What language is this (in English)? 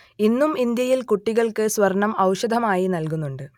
Malayalam